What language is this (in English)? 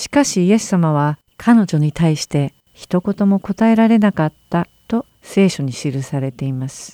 Japanese